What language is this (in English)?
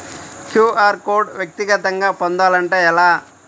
Telugu